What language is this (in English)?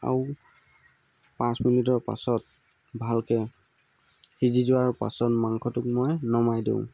Assamese